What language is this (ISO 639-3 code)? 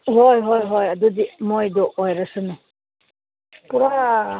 mni